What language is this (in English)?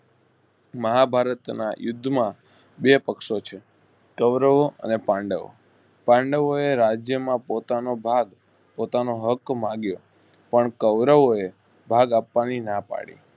Gujarati